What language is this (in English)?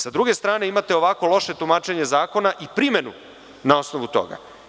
Serbian